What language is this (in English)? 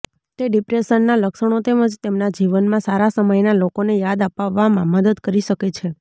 Gujarati